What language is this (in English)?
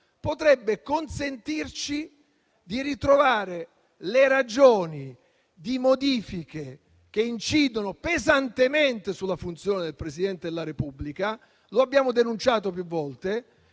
Italian